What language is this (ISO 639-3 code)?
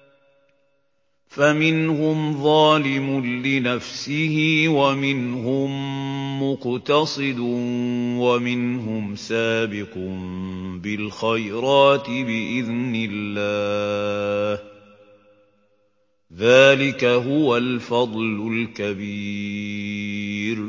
ara